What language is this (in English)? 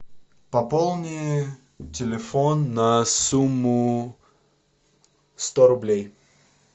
Russian